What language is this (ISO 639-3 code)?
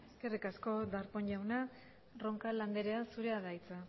eus